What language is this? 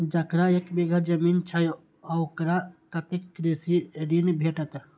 Maithili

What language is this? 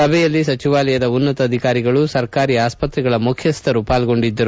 Kannada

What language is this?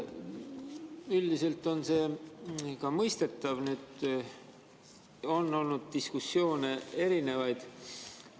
Estonian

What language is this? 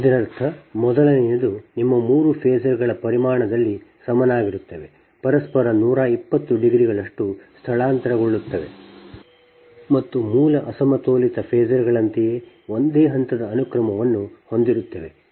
Kannada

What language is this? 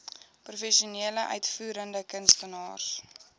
Afrikaans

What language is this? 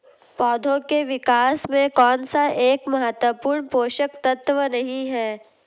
Hindi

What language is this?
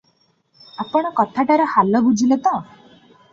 Odia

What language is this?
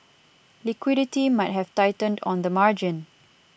English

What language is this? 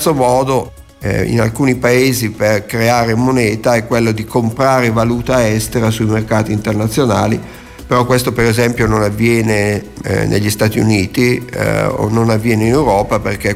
Italian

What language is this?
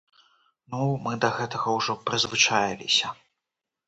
Belarusian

